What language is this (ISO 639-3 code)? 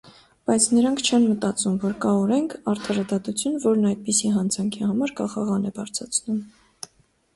hye